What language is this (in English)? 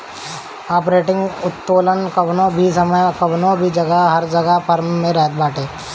Bhojpuri